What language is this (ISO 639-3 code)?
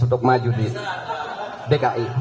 ind